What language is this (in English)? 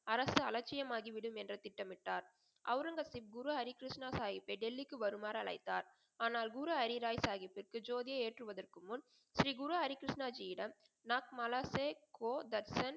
Tamil